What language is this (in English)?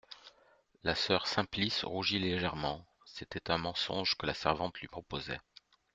French